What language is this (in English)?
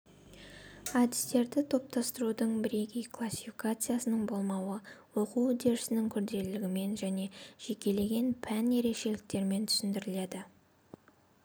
Kazakh